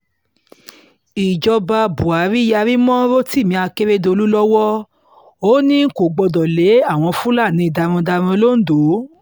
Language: Yoruba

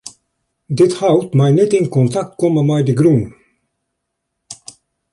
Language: Western Frisian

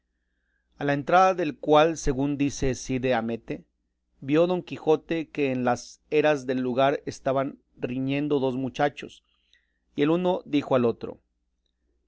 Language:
Spanish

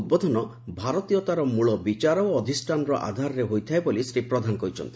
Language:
Odia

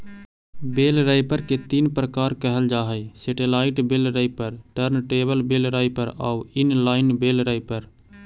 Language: Magahi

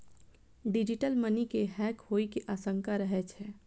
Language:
Maithili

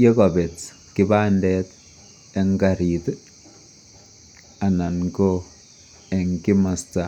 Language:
Kalenjin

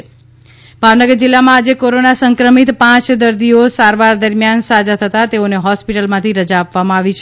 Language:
Gujarati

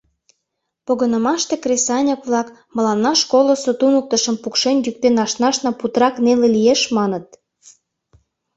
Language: Mari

